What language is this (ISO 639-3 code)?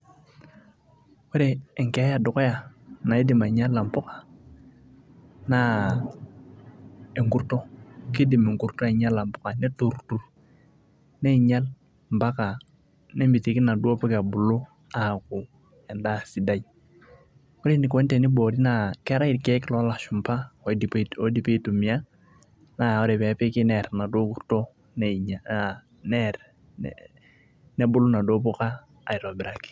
mas